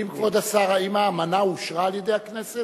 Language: Hebrew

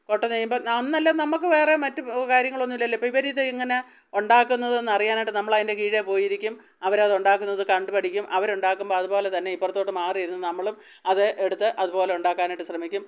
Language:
Malayalam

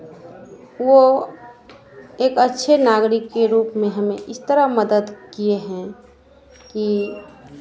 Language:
Hindi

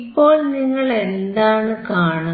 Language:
Malayalam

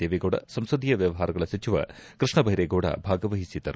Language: Kannada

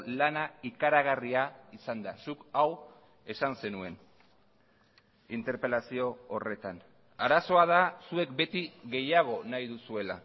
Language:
Basque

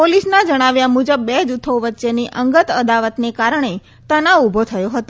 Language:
Gujarati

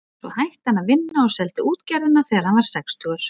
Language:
Icelandic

